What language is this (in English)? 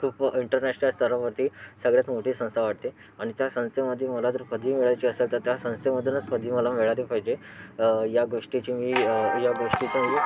Marathi